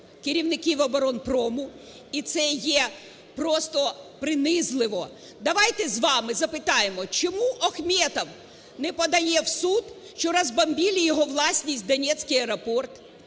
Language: Ukrainian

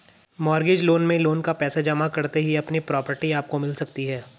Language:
Hindi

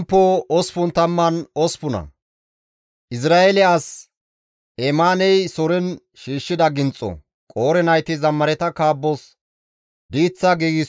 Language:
Gamo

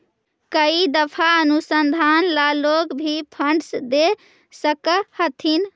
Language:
Magahi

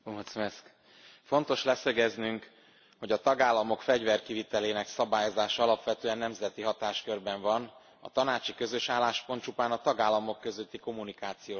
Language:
Hungarian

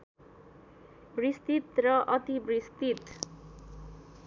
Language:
Nepali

